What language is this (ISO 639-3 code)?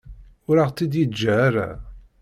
kab